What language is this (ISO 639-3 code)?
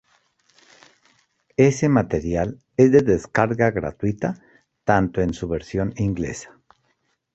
spa